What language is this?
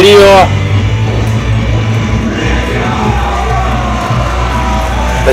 Russian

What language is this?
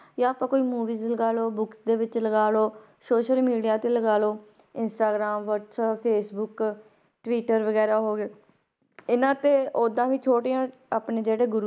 Punjabi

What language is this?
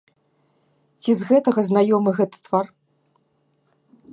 Belarusian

